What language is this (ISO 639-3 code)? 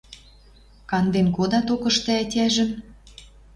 mrj